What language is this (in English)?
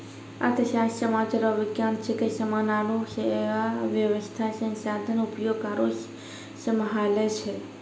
Maithili